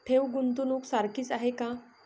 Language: Marathi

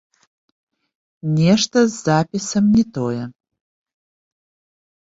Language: Belarusian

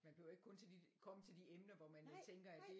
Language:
Danish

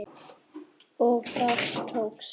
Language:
Icelandic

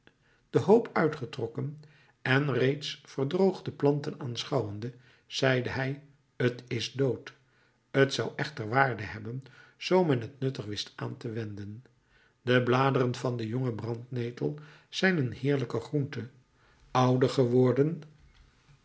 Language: Dutch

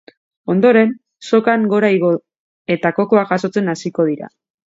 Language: Basque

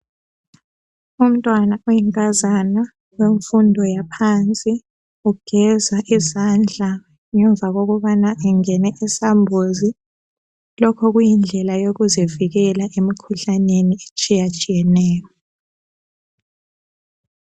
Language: North Ndebele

